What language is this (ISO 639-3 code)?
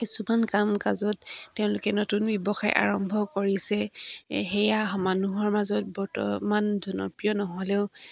asm